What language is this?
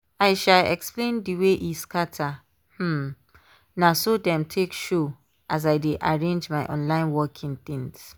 Nigerian Pidgin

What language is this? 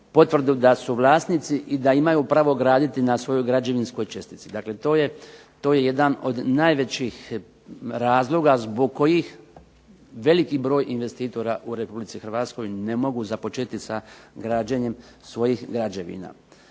Croatian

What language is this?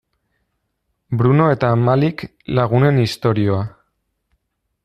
Basque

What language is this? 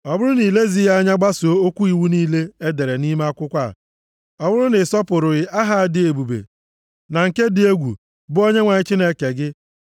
Igbo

